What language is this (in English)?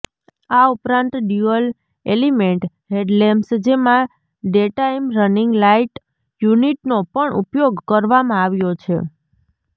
Gujarati